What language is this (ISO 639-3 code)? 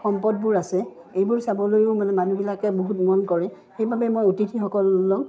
asm